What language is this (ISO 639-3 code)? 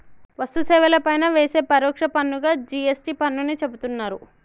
tel